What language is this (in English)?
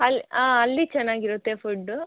Kannada